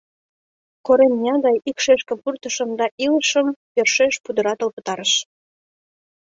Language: Mari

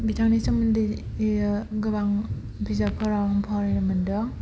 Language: Bodo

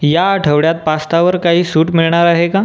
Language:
Marathi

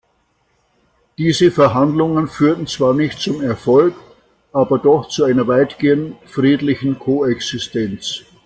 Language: German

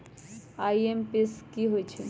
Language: Magahi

